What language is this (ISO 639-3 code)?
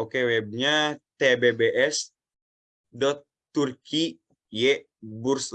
ind